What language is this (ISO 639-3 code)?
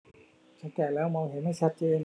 tha